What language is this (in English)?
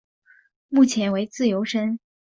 Chinese